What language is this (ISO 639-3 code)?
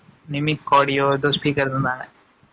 tam